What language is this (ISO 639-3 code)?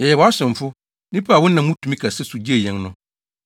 aka